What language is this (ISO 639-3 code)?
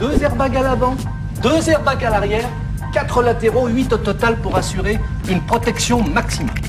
fra